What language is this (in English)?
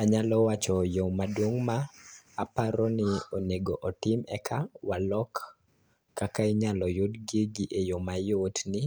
Luo (Kenya and Tanzania)